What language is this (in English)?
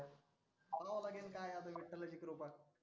Marathi